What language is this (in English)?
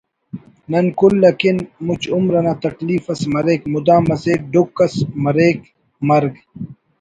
Brahui